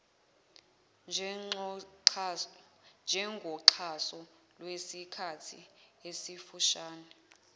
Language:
Zulu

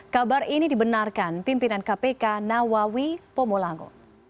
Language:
Indonesian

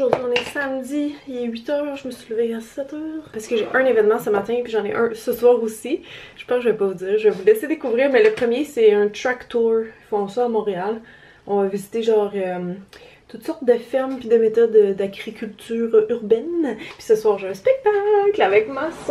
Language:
French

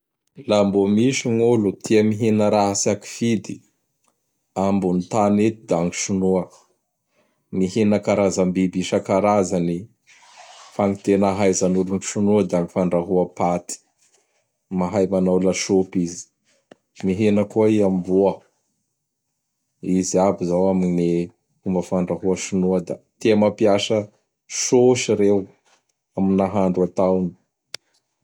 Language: Bara Malagasy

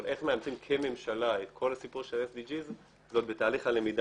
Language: Hebrew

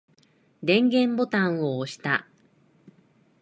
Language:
Japanese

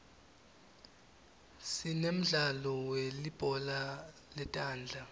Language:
Swati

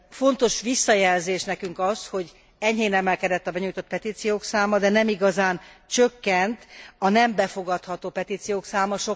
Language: Hungarian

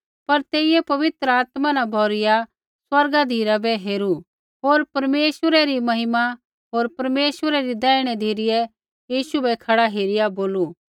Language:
Kullu Pahari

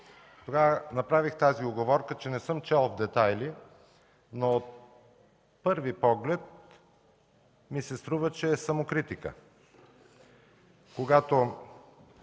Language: Bulgarian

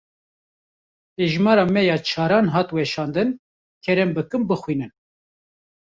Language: Kurdish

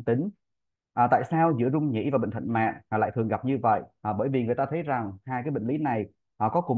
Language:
Vietnamese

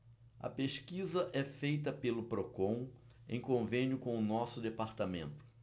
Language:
Portuguese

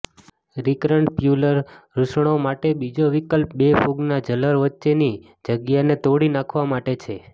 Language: Gujarati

